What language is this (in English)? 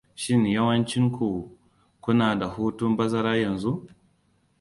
Hausa